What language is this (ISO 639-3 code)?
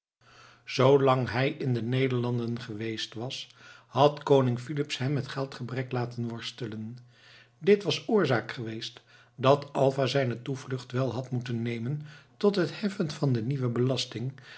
nld